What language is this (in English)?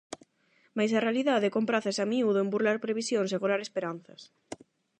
Galician